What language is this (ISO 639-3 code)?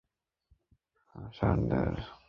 ben